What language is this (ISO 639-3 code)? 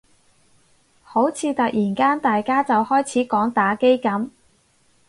yue